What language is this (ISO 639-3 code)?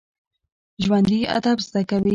pus